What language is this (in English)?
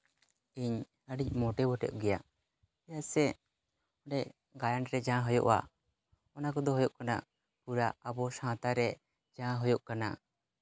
Santali